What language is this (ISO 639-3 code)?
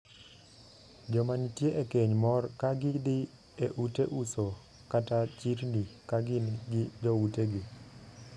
luo